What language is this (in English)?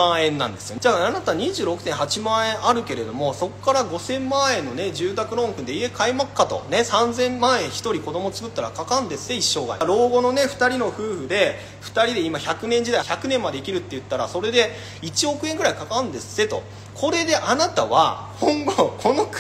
Japanese